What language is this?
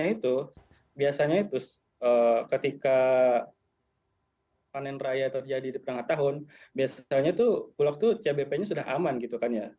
Indonesian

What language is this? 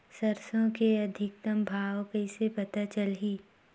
Chhattisgarhi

